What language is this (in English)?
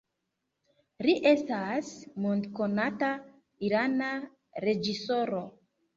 Esperanto